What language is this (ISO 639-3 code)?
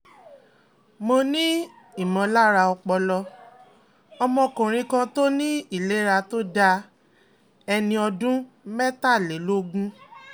yor